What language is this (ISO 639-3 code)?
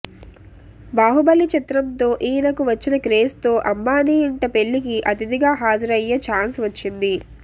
tel